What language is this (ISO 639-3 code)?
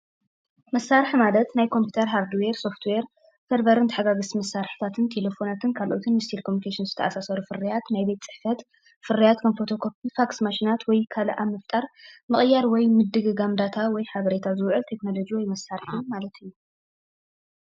tir